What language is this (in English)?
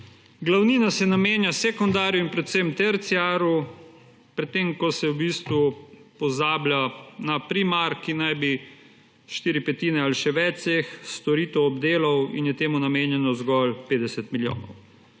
Slovenian